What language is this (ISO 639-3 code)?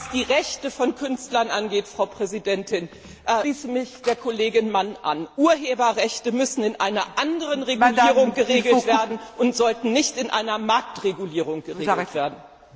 deu